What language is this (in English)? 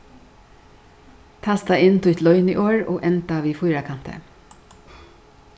Faroese